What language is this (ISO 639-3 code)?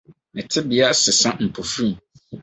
aka